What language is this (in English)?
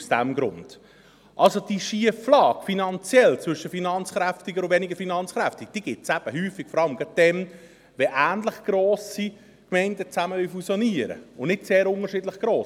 Swiss German